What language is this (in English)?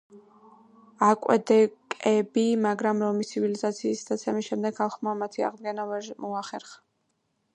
Georgian